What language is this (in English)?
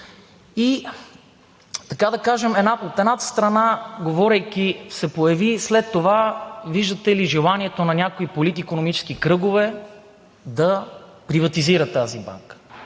Bulgarian